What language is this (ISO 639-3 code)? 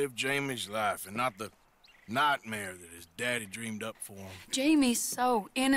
eng